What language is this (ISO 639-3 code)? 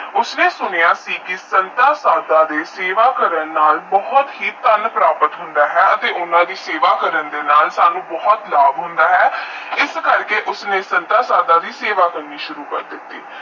pan